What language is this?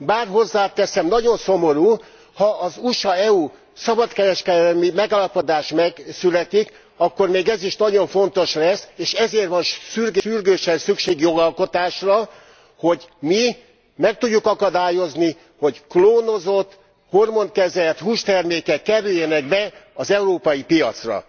Hungarian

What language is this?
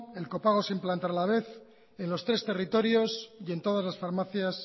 Spanish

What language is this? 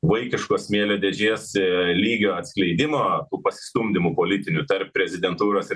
Lithuanian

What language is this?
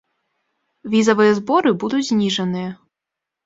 Belarusian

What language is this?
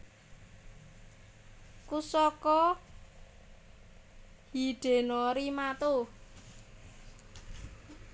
Javanese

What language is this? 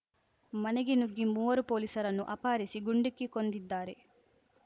Kannada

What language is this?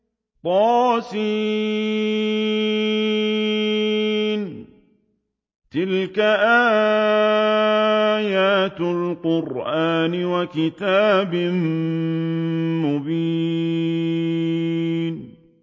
Arabic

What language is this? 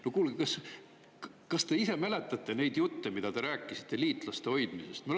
Estonian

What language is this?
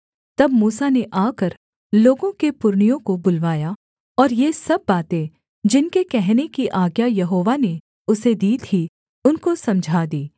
Hindi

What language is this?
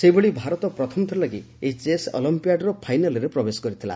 Odia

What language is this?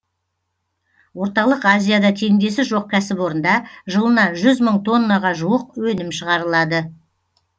Kazakh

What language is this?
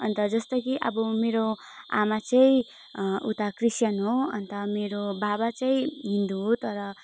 Nepali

